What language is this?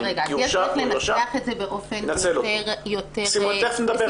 Hebrew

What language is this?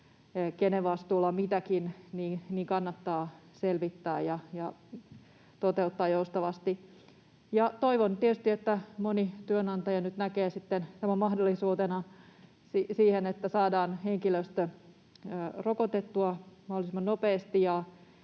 Finnish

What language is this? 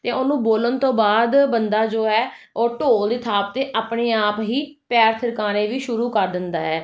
Punjabi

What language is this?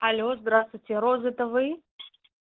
Russian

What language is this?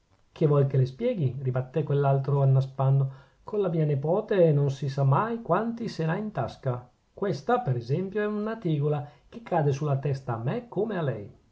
Italian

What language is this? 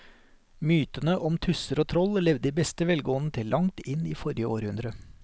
Norwegian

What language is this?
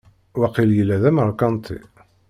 Kabyle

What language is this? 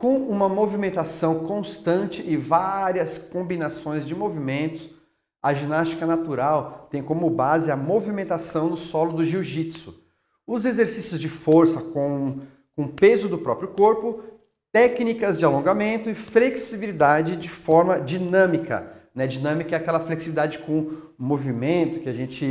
Portuguese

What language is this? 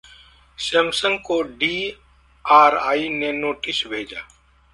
Hindi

